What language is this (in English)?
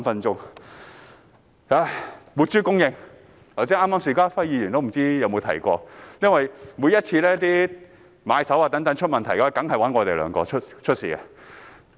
Cantonese